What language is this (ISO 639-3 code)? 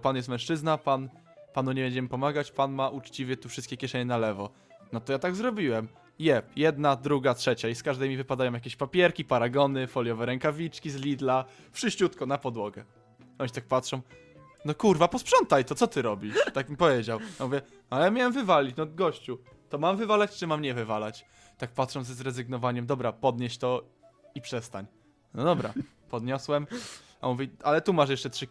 pol